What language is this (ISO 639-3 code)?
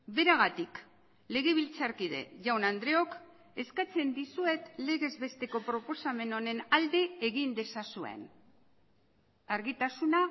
eus